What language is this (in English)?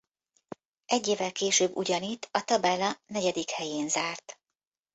Hungarian